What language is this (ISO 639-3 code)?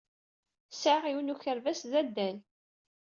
kab